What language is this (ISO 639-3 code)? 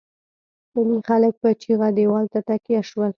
pus